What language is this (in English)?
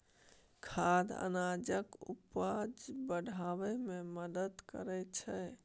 Maithili